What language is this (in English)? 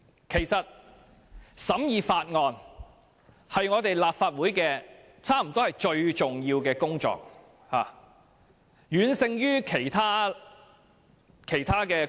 Cantonese